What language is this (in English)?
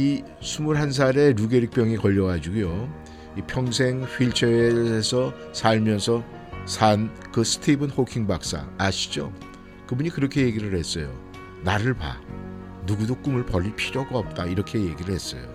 Korean